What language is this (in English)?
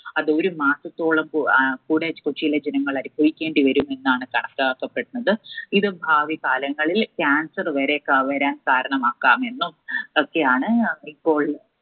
Malayalam